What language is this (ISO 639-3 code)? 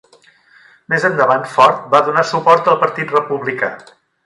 cat